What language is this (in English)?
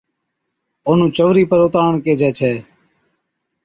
Od